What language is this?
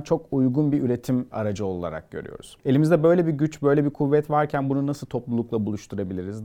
Turkish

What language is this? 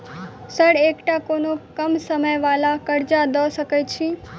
Maithili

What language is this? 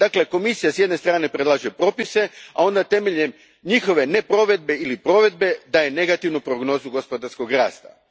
Croatian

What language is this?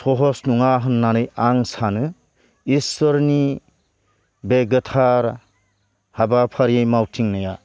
Bodo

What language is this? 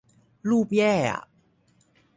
Thai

